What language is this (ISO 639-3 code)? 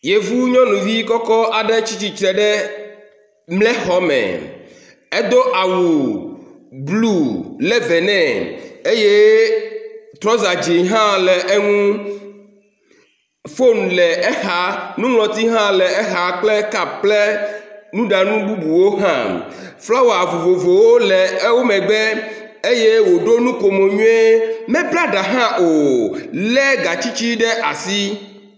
ewe